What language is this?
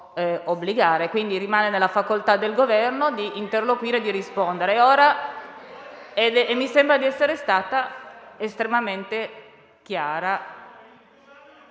Italian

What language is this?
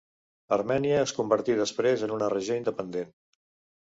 Catalan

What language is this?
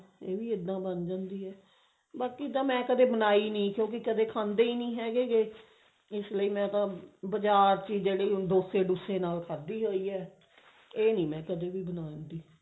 Punjabi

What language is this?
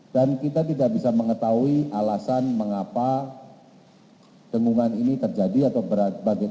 Indonesian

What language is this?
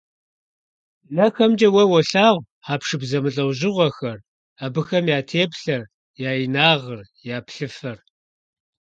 Kabardian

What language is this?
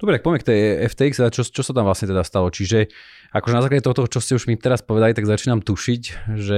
Slovak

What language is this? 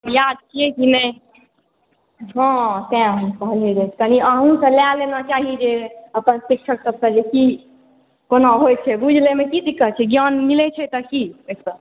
Maithili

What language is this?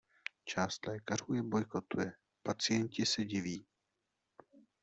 Czech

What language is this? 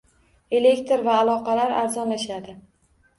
Uzbek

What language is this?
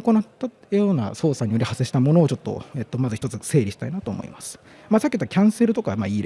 Japanese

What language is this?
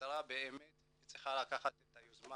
Hebrew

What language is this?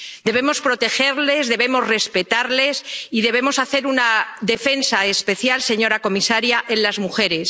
Spanish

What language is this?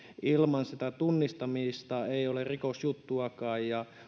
Finnish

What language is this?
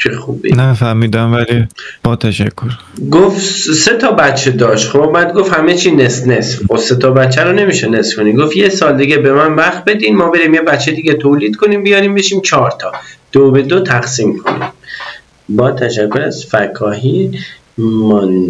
Persian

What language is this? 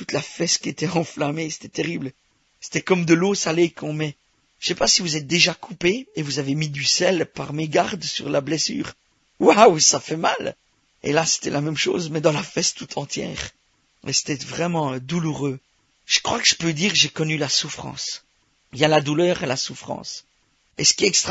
French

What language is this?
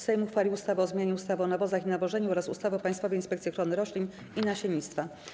Polish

